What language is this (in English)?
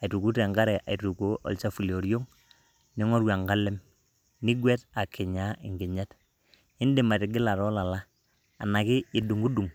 Masai